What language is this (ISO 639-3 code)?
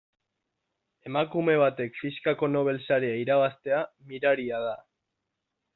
eus